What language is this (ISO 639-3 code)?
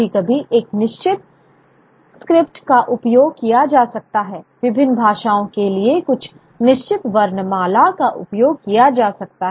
hin